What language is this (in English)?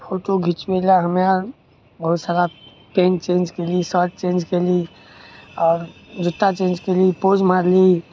Maithili